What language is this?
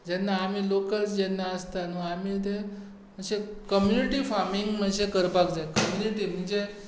Konkani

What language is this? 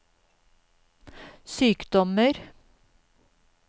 Norwegian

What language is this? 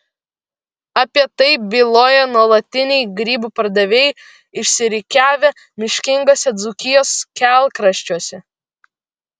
Lithuanian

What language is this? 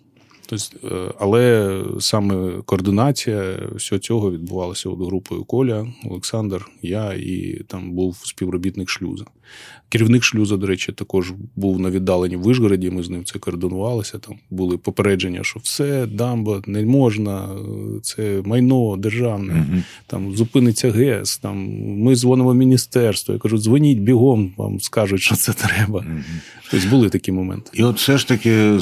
Ukrainian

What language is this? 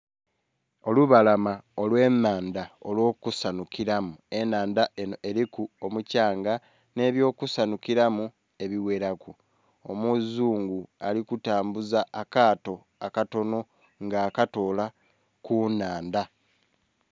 Soga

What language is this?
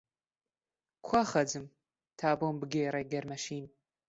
Central Kurdish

